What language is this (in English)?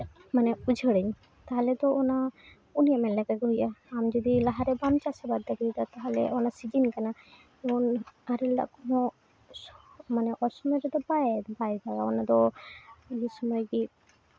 Santali